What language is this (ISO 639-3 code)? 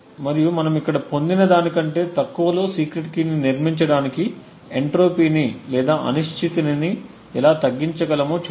tel